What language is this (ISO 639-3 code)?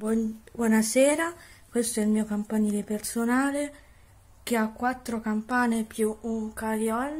ita